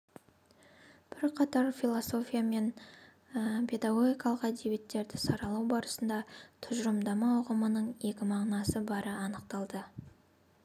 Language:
Kazakh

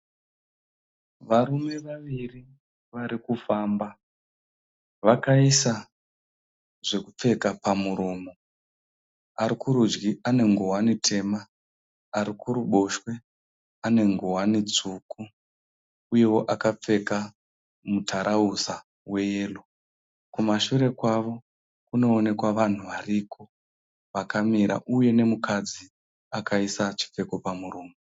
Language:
Shona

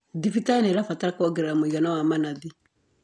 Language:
Kikuyu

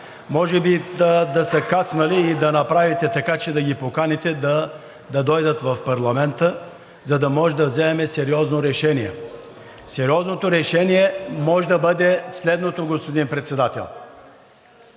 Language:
Bulgarian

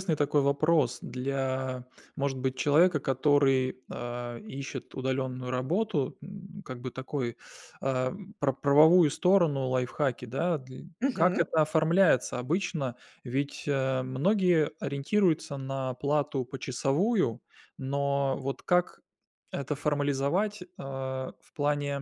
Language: Russian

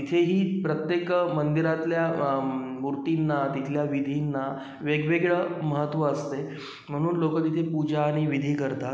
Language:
Marathi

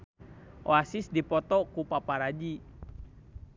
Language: Sundanese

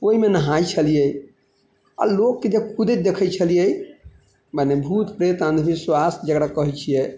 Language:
Maithili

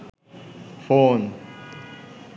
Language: Bangla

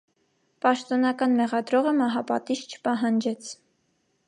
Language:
Armenian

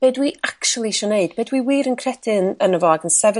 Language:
Welsh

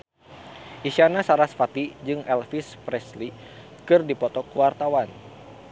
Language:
Sundanese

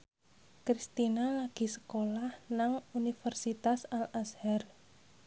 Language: Javanese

